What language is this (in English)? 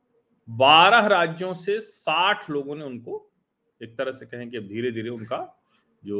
Hindi